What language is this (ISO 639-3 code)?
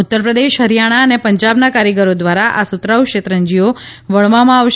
guj